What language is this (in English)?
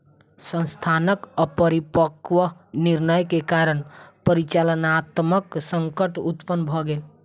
Maithili